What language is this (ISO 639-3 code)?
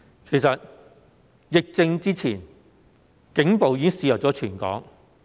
yue